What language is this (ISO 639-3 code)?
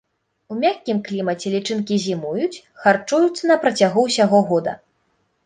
bel